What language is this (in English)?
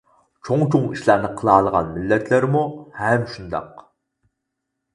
Uyghur